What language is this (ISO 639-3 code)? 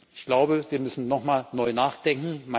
deu